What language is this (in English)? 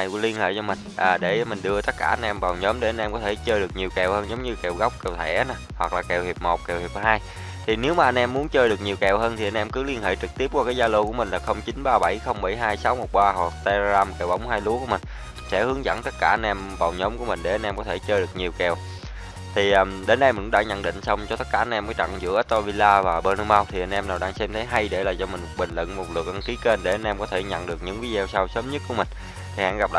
Vietnamese